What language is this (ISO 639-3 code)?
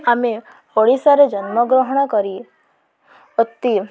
ori